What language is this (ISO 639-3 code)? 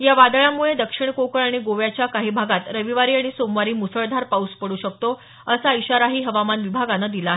mar